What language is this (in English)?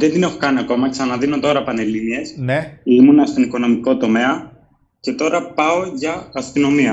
Greek